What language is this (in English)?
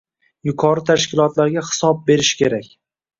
Uzbek